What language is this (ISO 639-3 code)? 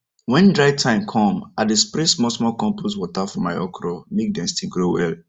pcm